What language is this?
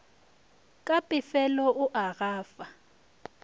Northern Sotho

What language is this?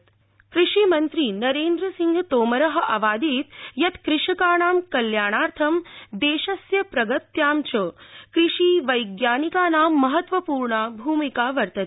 Sanskrit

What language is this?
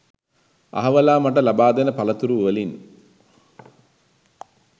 Sinhala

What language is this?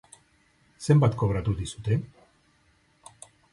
Basque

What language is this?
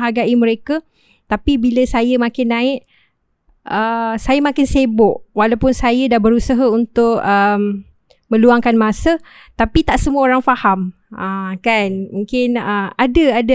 Malay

